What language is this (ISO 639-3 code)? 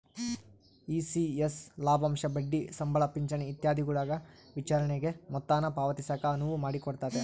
kan